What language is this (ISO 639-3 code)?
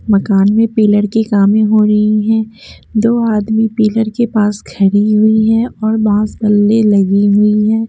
hin